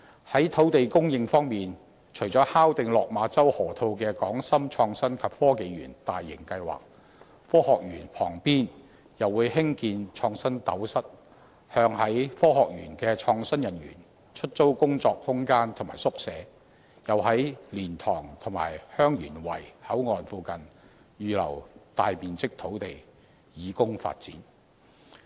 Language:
Cantonese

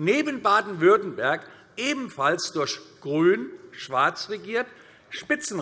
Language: German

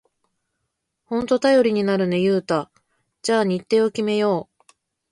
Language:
Japanese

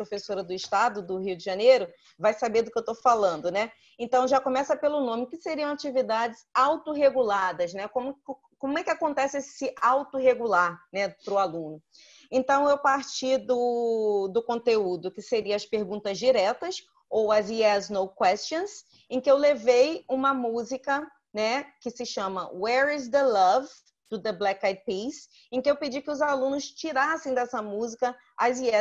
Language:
Portuguese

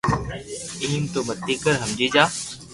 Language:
Loarki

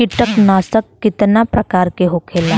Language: Bhojpuri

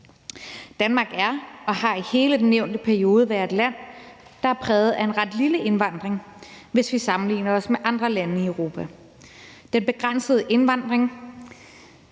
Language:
Danish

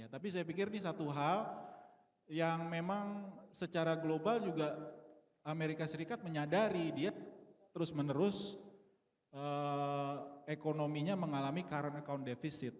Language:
Indonesian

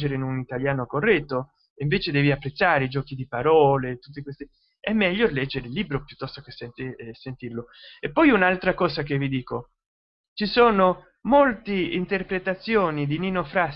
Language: Italian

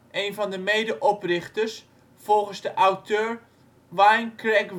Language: Dutch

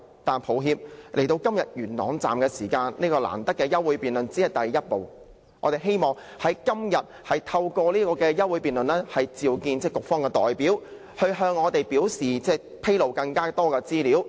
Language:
Cantonese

